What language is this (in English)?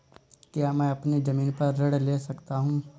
Hindi